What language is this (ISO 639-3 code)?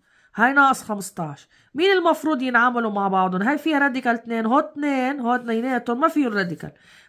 ara